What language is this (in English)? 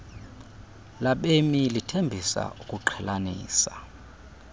Xhosa